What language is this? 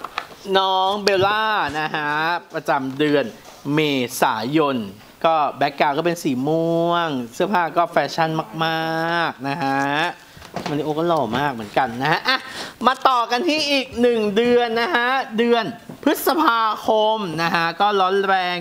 Thai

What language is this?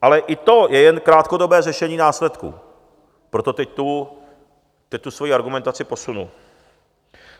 Czech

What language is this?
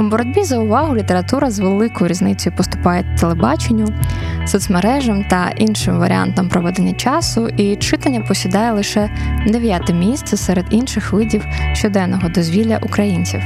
Ukrainian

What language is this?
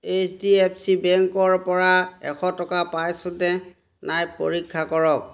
Assamese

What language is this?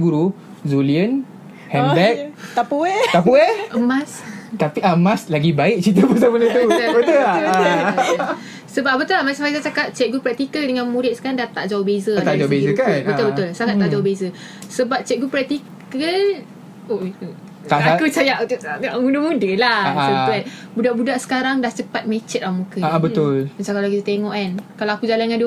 Malay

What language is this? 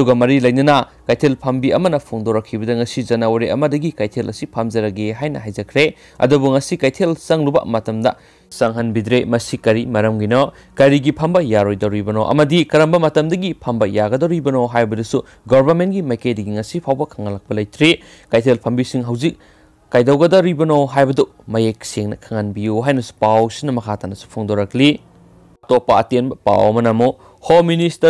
Korean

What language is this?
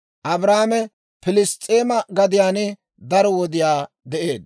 Dawro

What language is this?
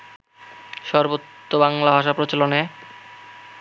Bangla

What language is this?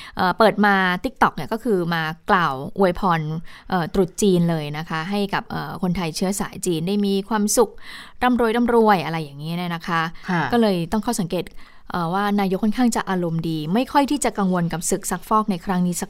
Thai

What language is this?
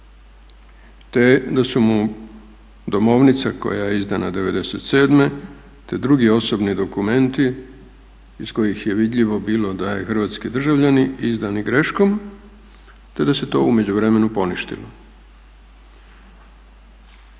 Croatian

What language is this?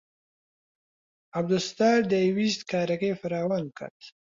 Central Kurdish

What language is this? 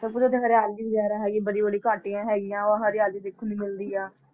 Punjabi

